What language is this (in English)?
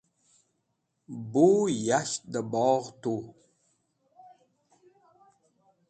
Wakhi